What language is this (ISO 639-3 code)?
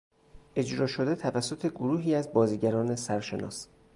fas